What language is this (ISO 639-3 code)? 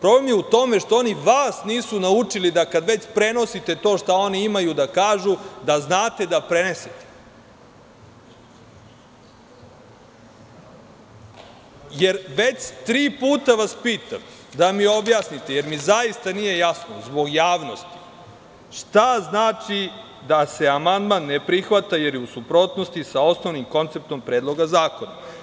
srp